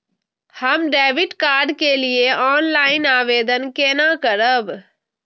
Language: Maithili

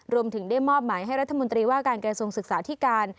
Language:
Thai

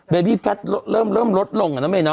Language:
Thai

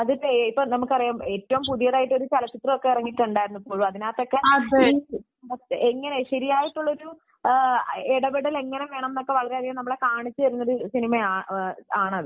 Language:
Malayalam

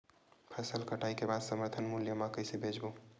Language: Chhattisgarhi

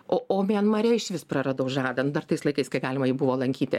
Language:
Lithuanian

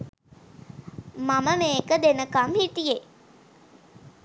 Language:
Sinhala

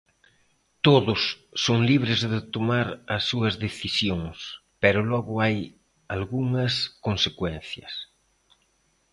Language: Galician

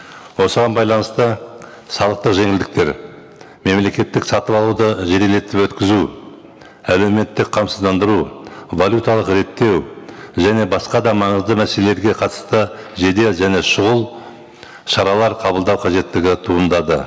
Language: Kazakh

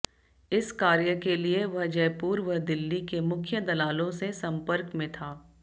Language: Hindi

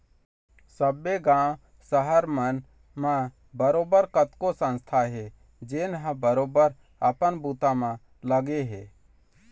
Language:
Chhattisgarhi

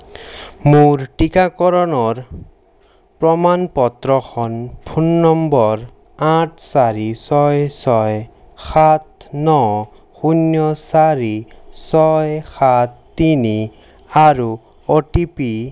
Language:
Assamese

